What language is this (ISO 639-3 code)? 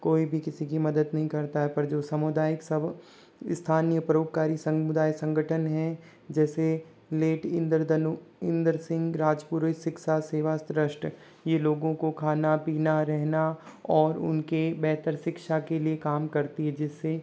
hin